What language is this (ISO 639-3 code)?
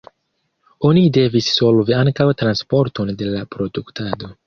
epo